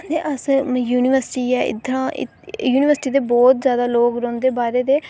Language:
Dogri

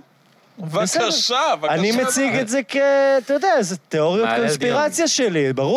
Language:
Hebrew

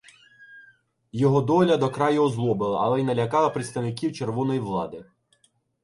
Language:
Ukrainian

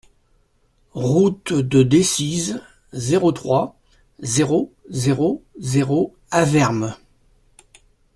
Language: French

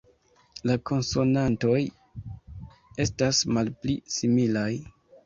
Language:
Esperanto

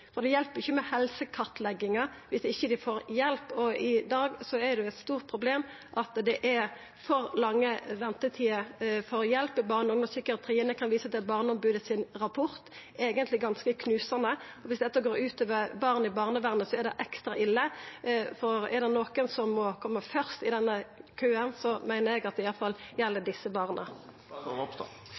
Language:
Norwegian Nynorsk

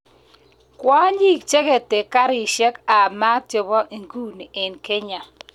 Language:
Kalenjin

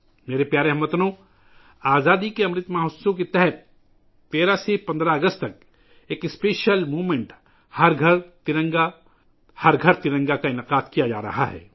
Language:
Urdu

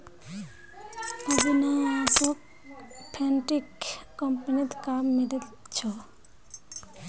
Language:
Magahi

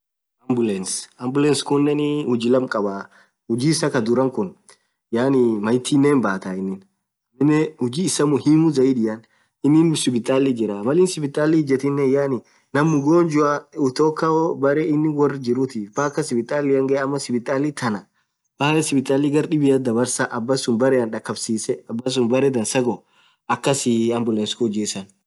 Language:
Orma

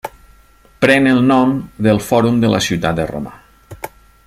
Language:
Catalan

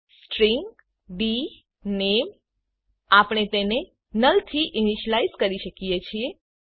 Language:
Gujarati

